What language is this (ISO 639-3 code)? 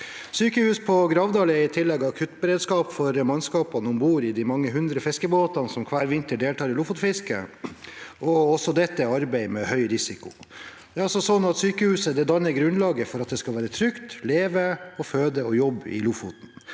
nor